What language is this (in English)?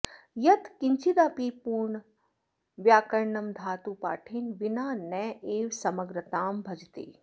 Sanskrit